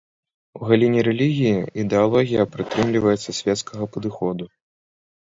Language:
Belarusian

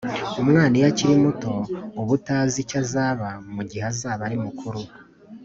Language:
Kinyarwanda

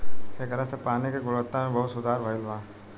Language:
Bhojpuri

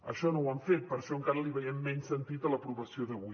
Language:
Catalan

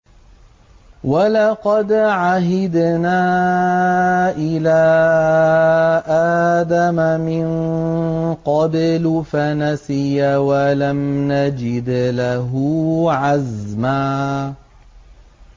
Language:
Arabic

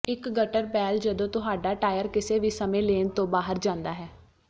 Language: Punjabi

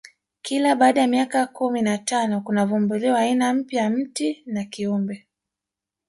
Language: Swahili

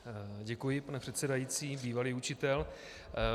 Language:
Czech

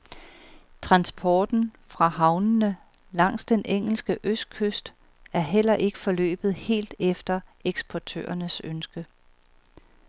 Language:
Danish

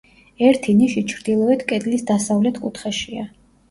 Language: Georgian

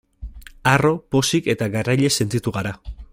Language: Basque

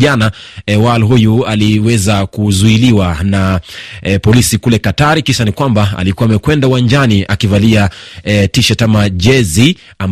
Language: Swahili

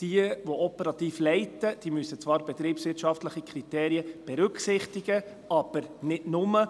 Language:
Swiss German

